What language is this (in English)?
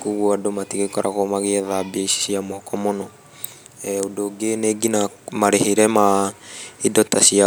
Kikuyu